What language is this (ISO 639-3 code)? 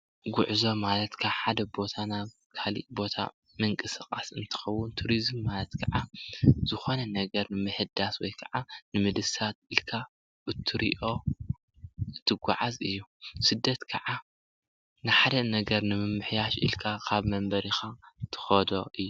tir